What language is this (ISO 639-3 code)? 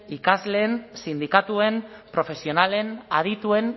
eus